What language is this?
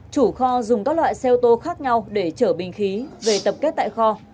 Vietnamese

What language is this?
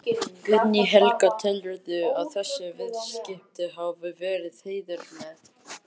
Icelandic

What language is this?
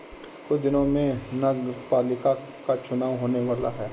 Hindi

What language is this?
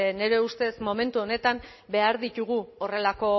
Basque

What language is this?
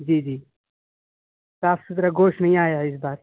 Urdu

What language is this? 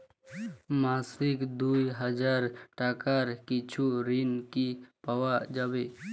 Bangla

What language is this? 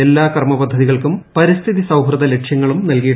Malayalam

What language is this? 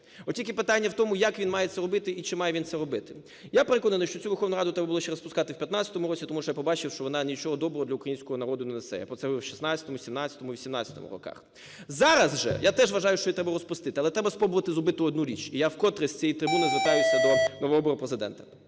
Ukrainian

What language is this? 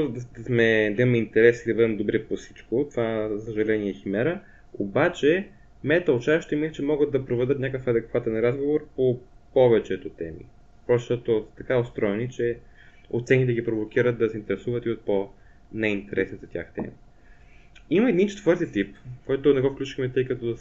Bulgarian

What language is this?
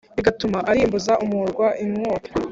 Kinyarwanda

